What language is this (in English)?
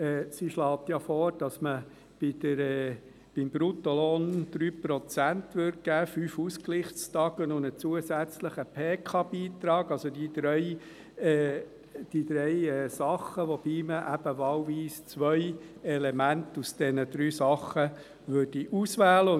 Swiss German